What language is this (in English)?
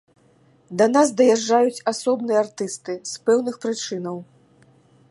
Belarusian